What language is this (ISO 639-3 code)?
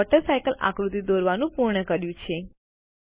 guj